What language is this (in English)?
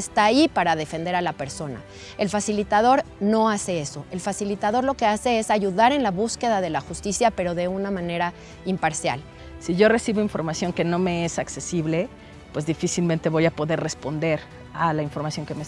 Spanish